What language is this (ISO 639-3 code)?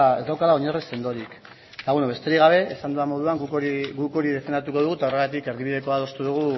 eus